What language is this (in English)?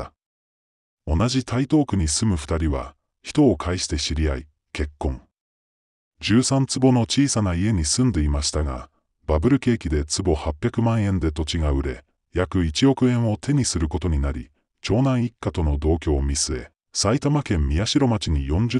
Japanese